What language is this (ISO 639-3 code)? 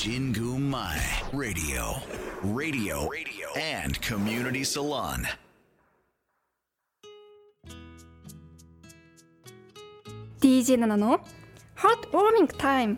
jpn